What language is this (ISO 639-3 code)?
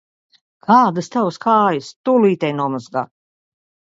lav